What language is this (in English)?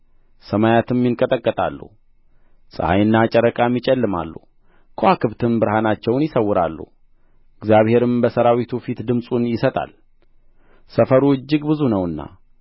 Amharic